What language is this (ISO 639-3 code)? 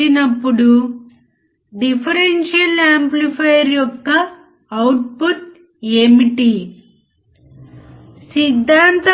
tel